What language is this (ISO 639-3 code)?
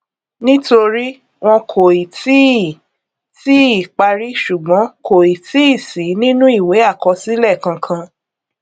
yor